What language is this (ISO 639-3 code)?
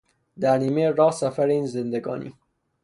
fas